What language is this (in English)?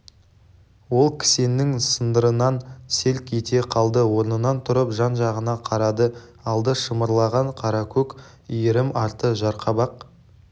Kazakh